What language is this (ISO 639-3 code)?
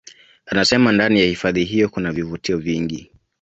swa